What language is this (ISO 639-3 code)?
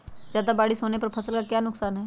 mag